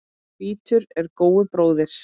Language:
Icelandic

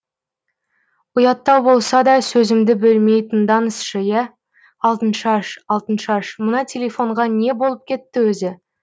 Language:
Kazakh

